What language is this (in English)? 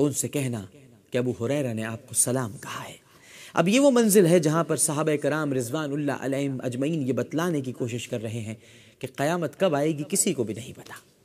Urdu